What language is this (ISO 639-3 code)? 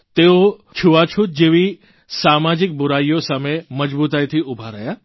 guj